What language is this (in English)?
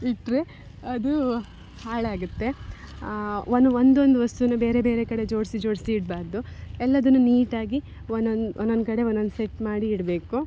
Kannada